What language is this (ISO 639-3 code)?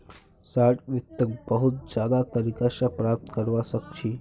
mag